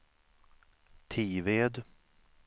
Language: Swedish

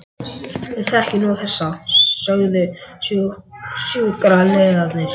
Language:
Icelandic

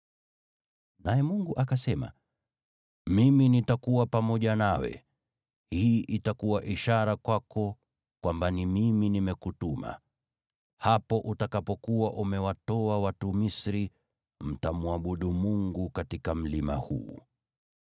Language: Swahili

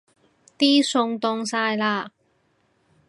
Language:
Cantonese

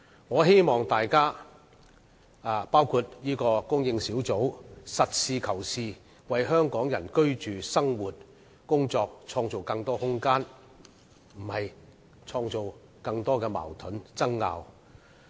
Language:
Cantonese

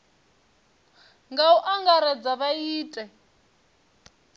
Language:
Venda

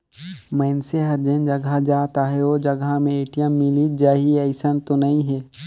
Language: Chhattisgarhi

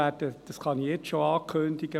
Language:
Swiss German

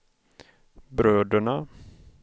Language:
Swedish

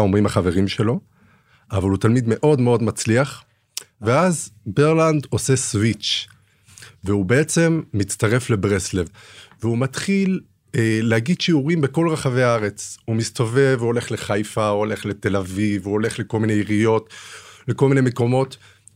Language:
Hebrew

